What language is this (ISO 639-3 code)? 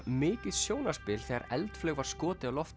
isl